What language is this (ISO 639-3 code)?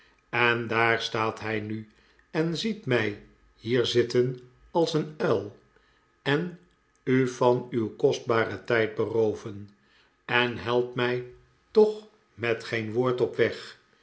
nld